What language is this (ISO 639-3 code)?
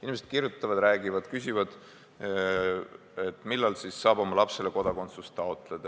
est